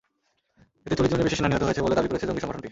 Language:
Bangla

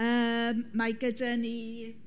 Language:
Welsh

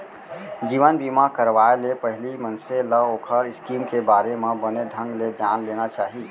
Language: Chhattisgarhi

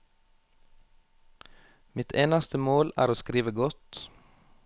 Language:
Norwegian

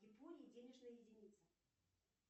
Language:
Russian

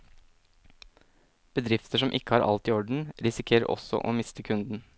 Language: Norwegian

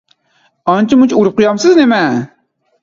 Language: Uyghur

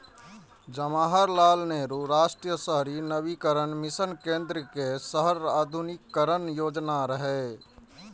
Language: Maithili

